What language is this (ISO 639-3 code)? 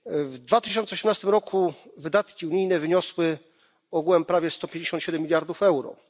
pol